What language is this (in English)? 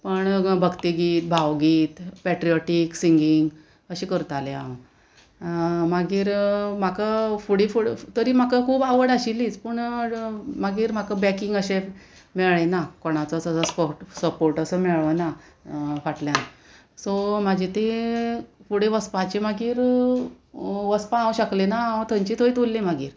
Konkani